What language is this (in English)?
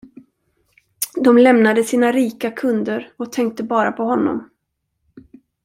Swedish